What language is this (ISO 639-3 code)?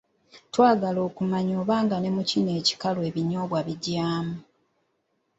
lug